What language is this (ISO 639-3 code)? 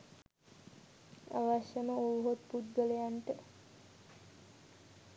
sin